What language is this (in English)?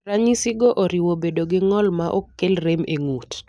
Luo (Kenya and Tanzania)